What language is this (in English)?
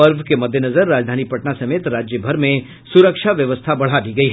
Hindi